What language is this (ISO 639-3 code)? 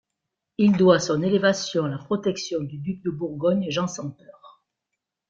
fra